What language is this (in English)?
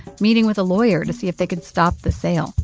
English